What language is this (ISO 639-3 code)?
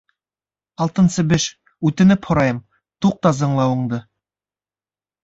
bak